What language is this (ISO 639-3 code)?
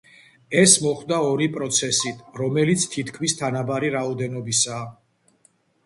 kat